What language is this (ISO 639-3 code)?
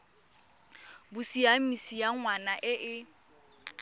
tsn